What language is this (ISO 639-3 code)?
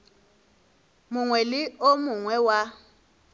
nso